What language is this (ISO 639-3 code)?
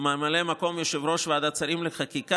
heb